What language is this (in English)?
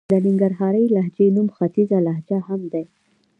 Pashto